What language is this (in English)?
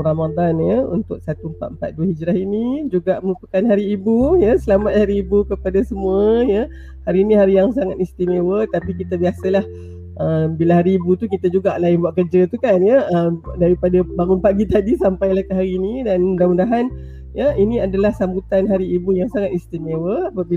Malay